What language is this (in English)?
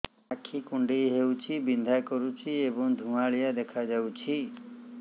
Odia